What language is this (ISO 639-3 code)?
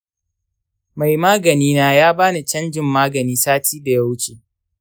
hau